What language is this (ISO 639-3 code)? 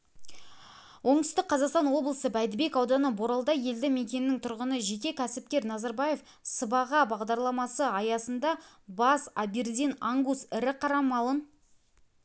kaz